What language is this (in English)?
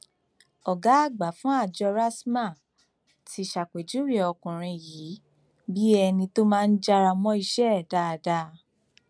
Yoruba